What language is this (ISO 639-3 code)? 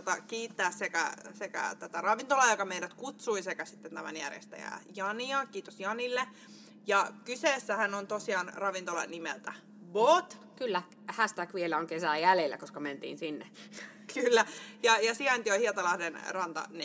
fin